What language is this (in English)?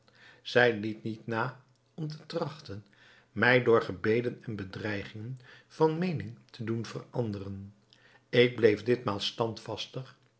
Dutch